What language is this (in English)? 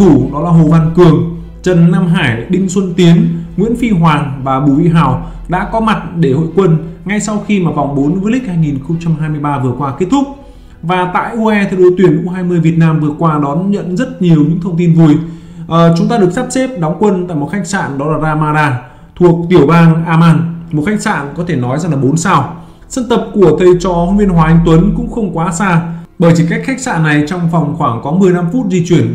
Vietnamese